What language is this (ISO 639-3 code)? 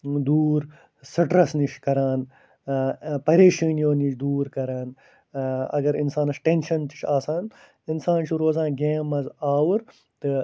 kas